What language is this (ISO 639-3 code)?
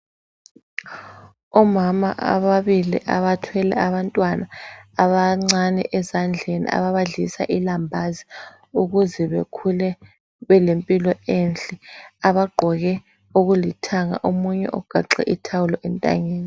nde